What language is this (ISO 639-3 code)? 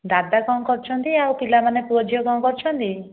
ori